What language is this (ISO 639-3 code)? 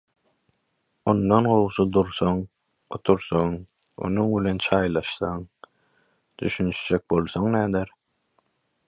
tuk